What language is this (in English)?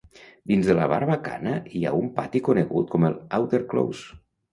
Catalan